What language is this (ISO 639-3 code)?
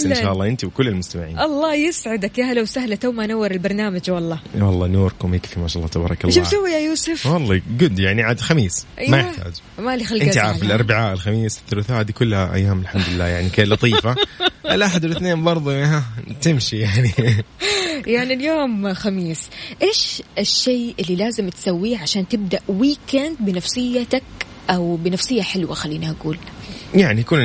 ara